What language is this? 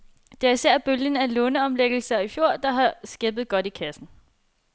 Danish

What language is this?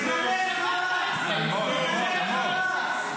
Hebrew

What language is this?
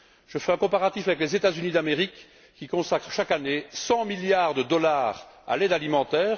French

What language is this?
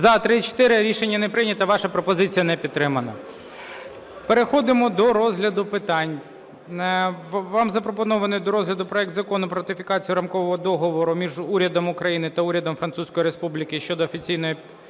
Ukrainian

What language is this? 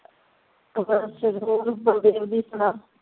Punjabi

